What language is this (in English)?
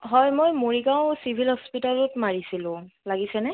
Assamese